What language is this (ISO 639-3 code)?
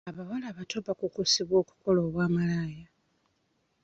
lug